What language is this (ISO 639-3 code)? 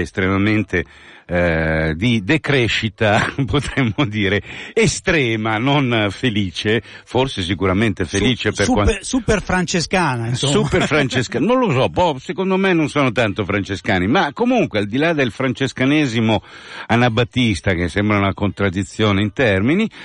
ita